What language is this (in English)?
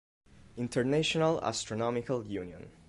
Italian